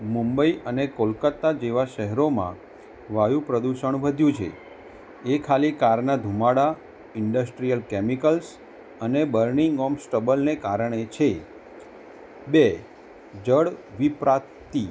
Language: Gujarati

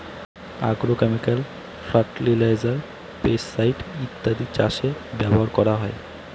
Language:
Bangla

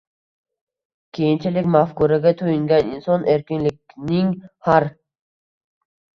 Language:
Uzbek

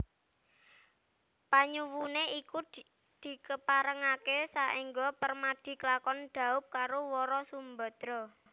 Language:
Javanese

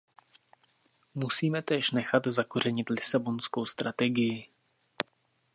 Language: Czech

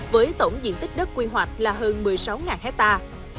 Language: Vietnamese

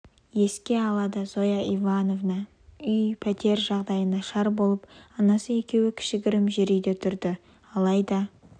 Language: Kazakh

